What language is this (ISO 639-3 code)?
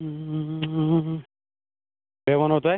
kas